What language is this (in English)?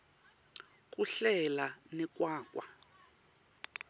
Swati